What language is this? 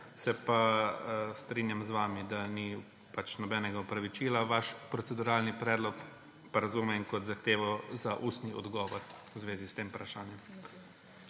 Slovenian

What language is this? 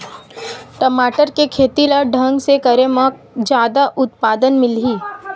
Chhattisgarhi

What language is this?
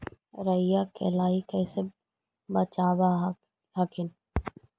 Magahi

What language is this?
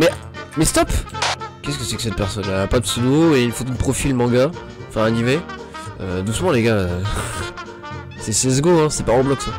French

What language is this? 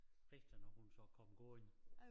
Danish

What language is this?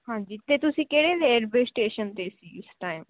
Punjabi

